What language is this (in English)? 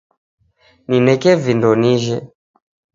Taita